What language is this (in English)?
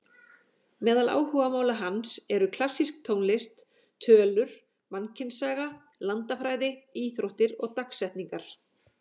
Icelandic